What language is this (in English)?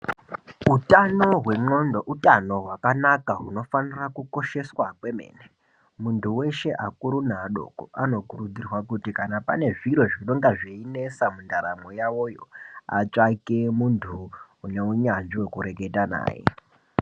Ndau